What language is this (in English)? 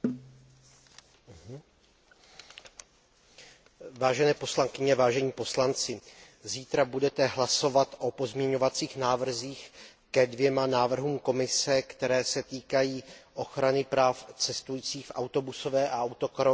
Czech